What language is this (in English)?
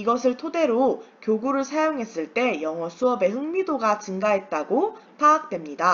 Korean